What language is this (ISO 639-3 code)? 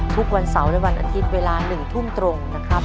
tha